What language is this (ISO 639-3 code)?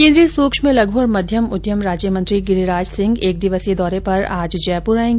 hin